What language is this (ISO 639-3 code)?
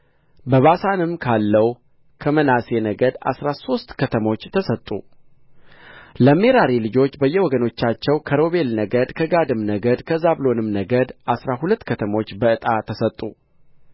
amh